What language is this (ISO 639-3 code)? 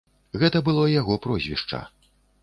bel